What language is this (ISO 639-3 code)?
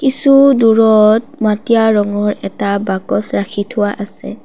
asm